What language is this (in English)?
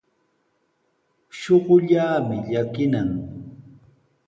Sihuas Ancash Quechua